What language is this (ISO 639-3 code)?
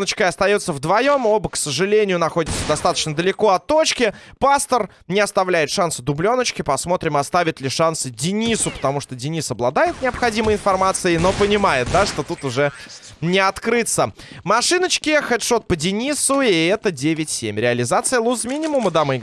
rus